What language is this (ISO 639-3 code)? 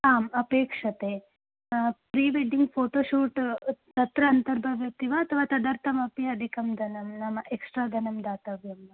san